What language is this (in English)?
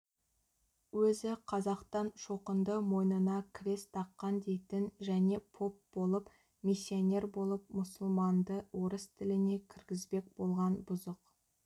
Kazakh